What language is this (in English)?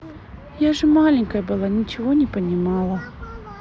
Russian